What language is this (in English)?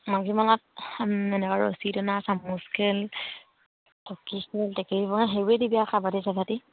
Assamese